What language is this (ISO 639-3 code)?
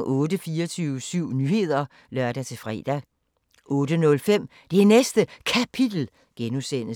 dan